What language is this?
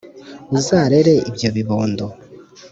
Kinyarwanda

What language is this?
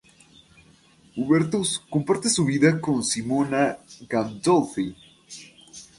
Spanish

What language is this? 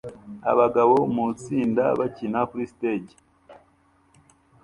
Kinyarwanda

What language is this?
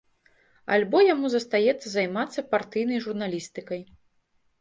Belarusian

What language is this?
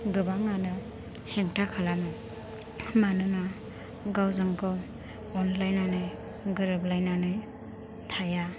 Bodo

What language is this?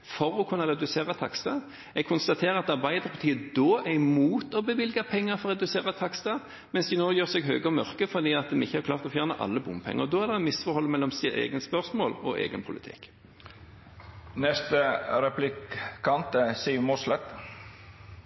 Norwegian Bokmål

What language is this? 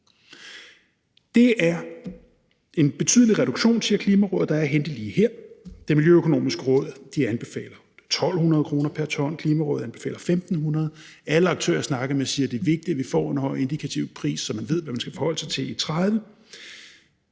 Danish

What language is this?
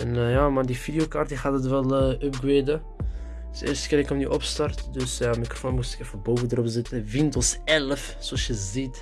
Dutch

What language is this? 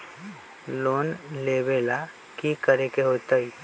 Magahi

